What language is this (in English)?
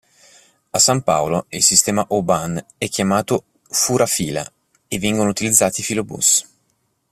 Italian